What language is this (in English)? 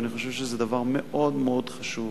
Hebrew